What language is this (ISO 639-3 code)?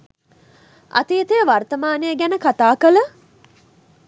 sin